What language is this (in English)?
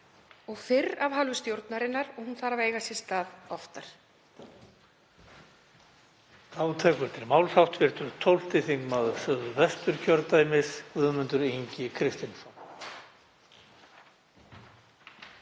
Icelandic